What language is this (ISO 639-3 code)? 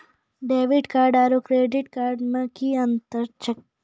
mai